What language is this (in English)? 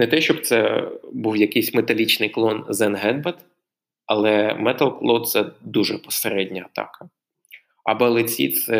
Ukrainian